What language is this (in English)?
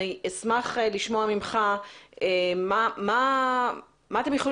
Hebrew